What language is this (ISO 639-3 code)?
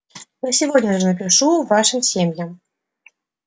rus